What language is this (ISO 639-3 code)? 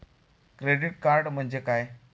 mar